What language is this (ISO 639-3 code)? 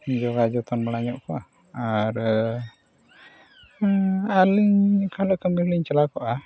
sat